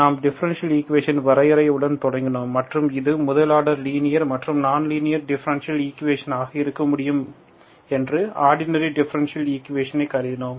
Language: Tamil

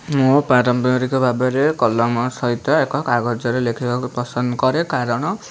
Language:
Odia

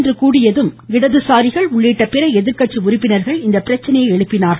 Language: Tamil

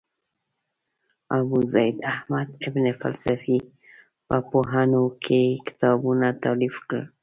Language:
Pashto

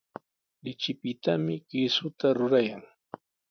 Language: Sihuas Ancash Quechua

